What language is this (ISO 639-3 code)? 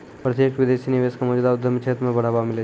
mai